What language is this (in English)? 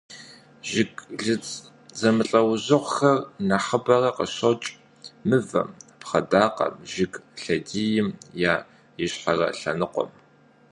Kabardian